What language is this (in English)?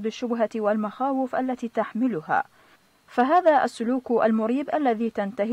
Arabic